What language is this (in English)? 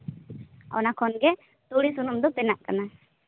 Santali